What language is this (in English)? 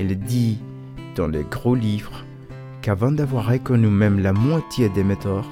French